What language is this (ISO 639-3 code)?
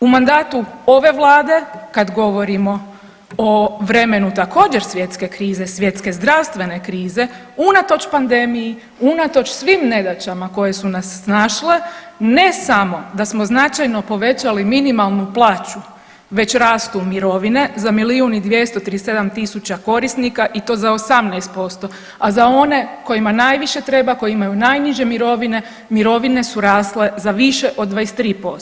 hrv